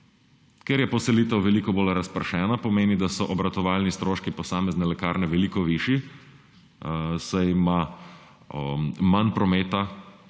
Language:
Slovenian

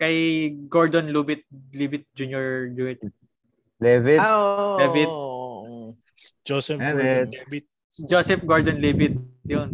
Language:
Filipino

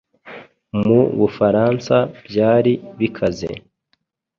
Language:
Kinyarwanda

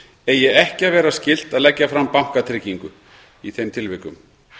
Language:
Icelandic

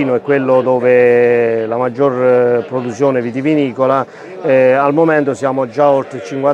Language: Italian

